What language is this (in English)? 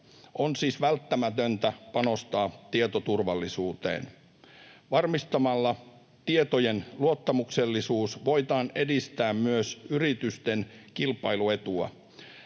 Finnish